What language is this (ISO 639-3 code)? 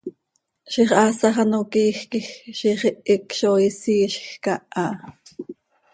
sei